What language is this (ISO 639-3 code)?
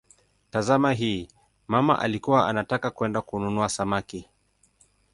swa